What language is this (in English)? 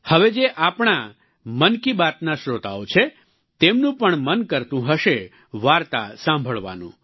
Gujarati